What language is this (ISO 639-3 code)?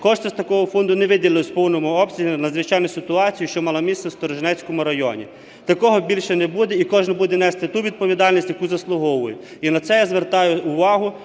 ukr